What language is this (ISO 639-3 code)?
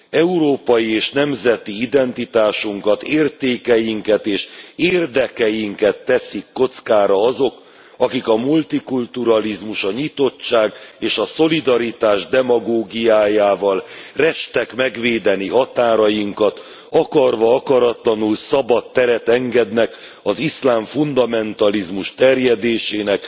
hun